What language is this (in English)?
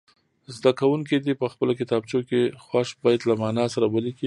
Pashto